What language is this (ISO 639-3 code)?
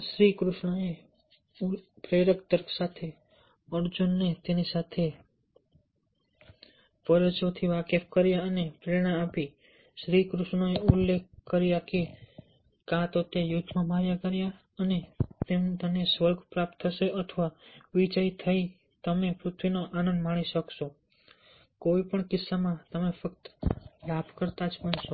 guj